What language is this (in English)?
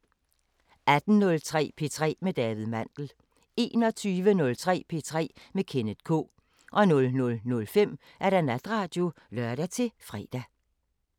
Danish